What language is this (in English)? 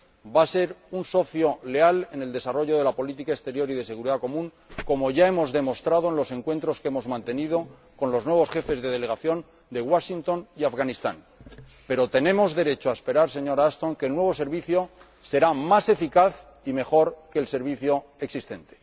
Spanish